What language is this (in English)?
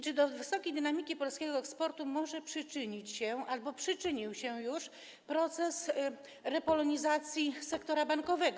Polish